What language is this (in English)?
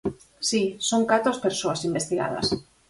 Galician